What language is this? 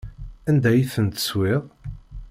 Kabyle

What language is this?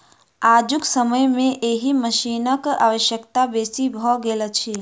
Maithili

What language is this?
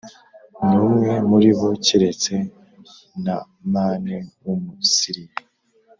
Kinyarwanda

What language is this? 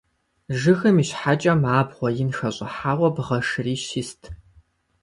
Kabardian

